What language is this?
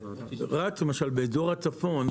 Hebrew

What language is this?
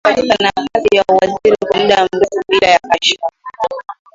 Swahili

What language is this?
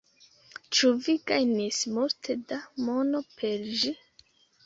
Esperanto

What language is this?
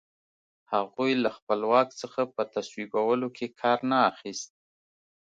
Pashto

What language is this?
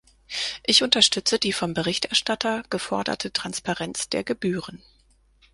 German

